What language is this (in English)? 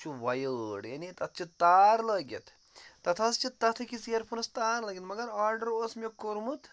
Kashmiri